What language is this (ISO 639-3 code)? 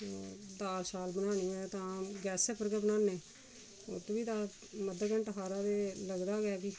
doi